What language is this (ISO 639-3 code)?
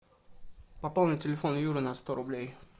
rus